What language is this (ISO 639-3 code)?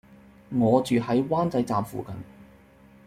yue